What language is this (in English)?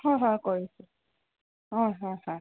Assamese